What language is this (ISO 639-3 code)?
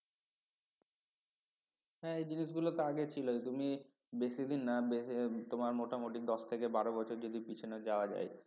ben